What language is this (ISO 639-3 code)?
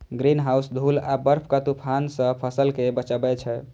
mai